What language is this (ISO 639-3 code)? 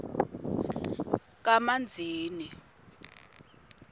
ssw